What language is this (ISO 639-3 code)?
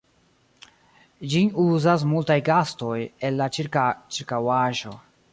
epo